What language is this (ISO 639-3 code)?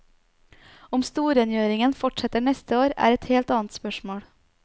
nor